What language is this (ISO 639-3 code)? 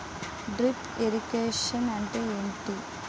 tel